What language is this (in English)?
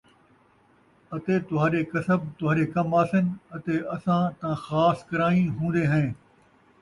Saraiki